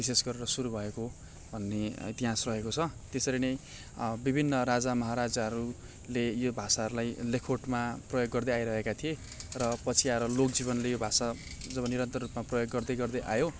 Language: Nepali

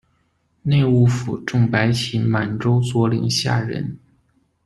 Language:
Chinese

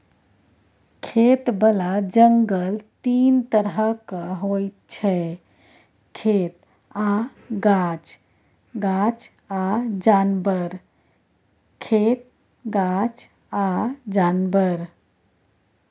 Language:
Maithili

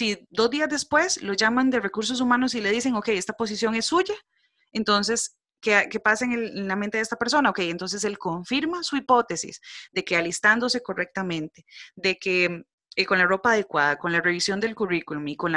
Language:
Spanish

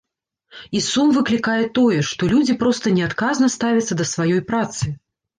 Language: Belarusian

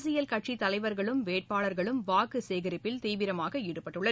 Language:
Tamil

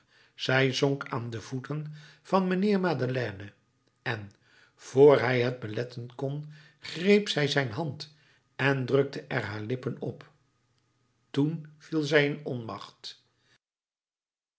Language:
Dutch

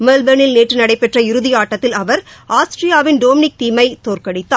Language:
Tamil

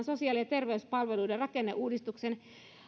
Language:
Finnish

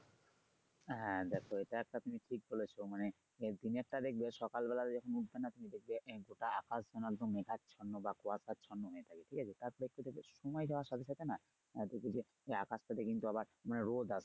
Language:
Bangla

